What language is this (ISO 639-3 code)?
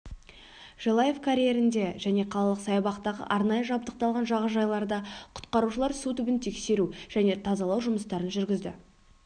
kaz